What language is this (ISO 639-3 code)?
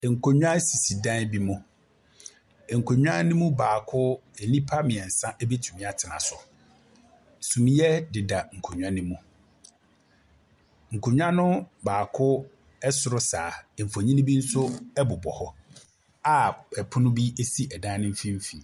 aka